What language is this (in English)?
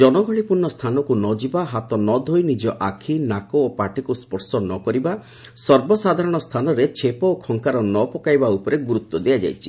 Odia